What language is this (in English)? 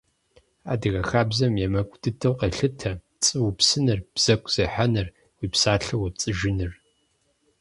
Kabardian